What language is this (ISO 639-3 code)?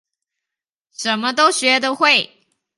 zho